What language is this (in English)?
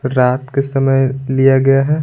Hindi